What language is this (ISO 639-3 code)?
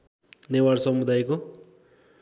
nep